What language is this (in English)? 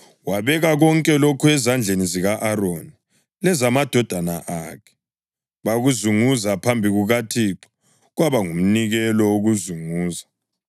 North Ndebele